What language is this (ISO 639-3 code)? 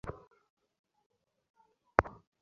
ben